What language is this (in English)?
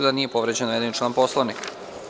Serbian